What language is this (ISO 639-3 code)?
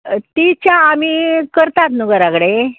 kok